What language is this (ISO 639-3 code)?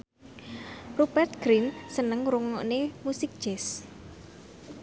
jav